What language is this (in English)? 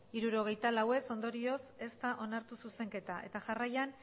Basque